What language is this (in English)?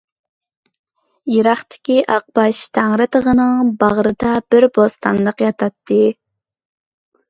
Uyghur